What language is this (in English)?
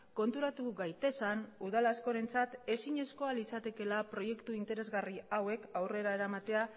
Basque